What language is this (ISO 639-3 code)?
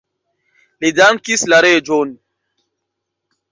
epo